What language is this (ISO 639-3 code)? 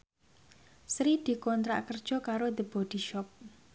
jav